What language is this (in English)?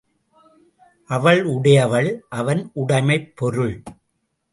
Tamil